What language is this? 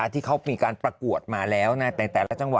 Thai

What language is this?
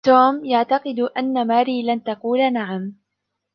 Arabic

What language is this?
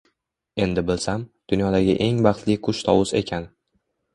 Uzbek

